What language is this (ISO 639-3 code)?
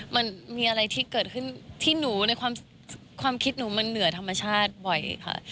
tha